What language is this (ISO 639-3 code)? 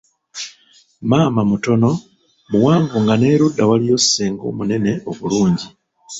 lug